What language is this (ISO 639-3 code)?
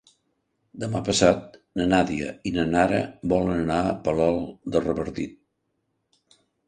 cat